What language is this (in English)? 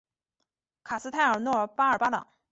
Chinese